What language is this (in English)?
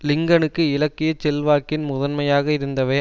Tamil